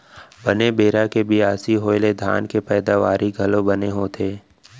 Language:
Chhattisgarhi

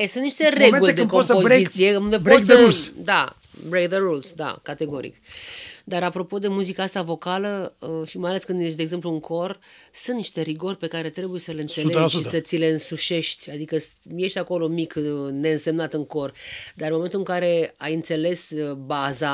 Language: Romanian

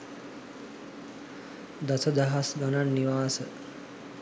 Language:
Sinhala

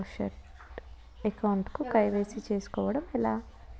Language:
Telugu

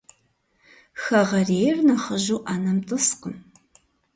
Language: Kabardian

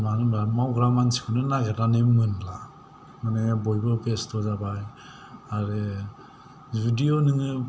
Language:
Bodo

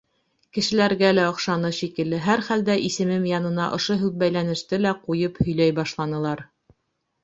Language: Bashkir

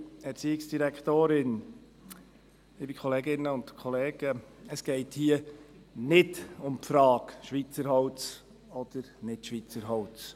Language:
Swiss German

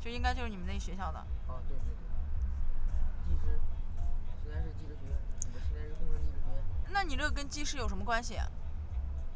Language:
Chinese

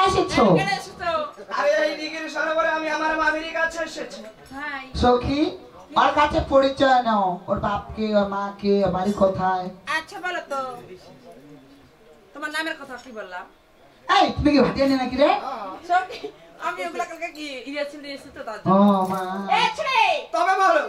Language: Bangla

